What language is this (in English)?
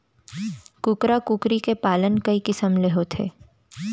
Chhattisgarhi